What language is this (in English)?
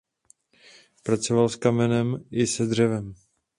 Czech